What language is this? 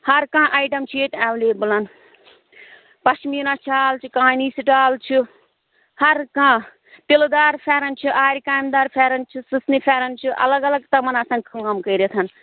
Kashmiri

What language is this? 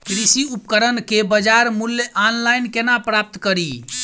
Maithili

